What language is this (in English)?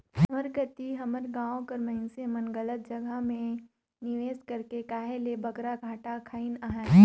Chhattisgarhi